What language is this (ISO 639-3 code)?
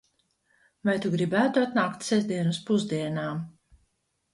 lav